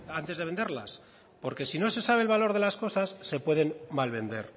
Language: Spanish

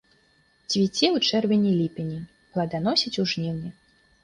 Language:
Belarusian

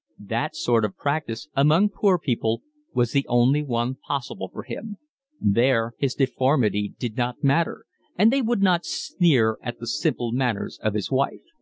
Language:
English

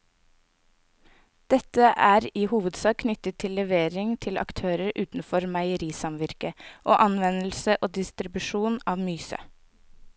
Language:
Norwegian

